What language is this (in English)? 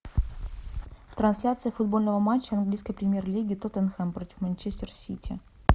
Russian